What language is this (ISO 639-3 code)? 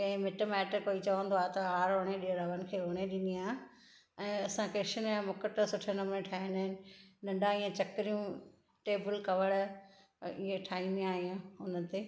snd